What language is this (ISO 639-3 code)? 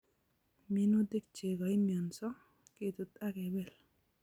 kln